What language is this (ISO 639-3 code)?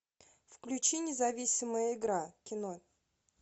rus